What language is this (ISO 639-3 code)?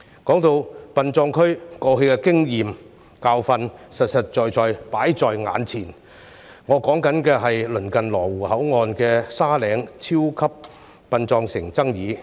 yue